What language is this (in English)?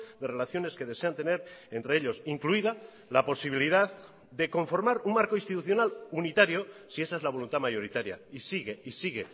Spanish